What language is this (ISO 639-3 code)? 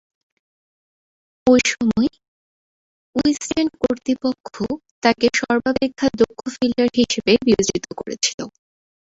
ben